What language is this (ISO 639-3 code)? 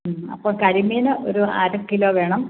mal